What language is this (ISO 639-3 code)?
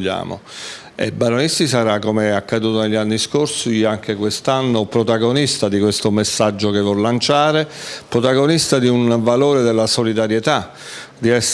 ita